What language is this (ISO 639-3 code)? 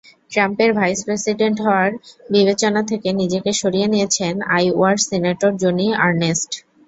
ben